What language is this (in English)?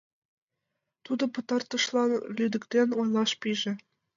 Mari